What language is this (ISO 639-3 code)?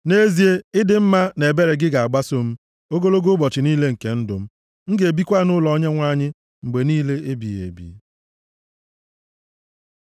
ibo